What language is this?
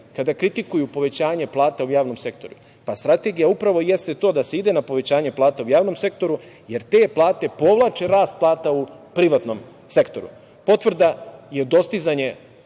Serbian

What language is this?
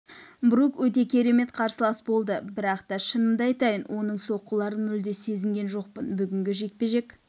Kazakh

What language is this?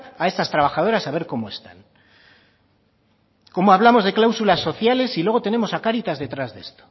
Spanish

